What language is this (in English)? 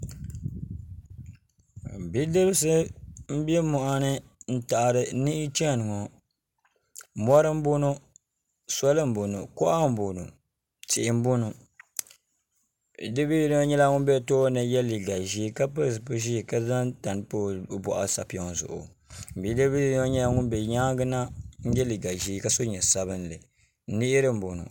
Dagbani